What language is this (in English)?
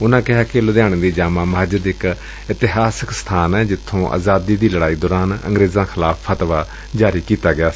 Punjabi